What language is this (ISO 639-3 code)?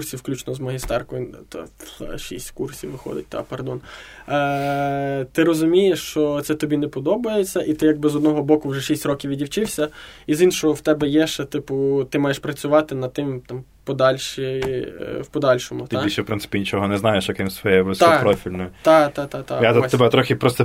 ukr